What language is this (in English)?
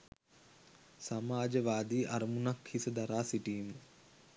Sinhala